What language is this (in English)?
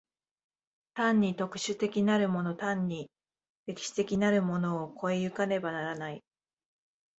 Japanese